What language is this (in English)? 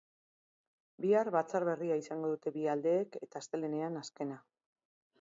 Basque